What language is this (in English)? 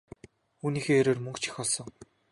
Mongolian